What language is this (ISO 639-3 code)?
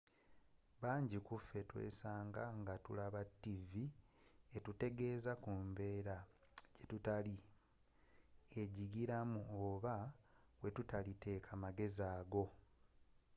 lug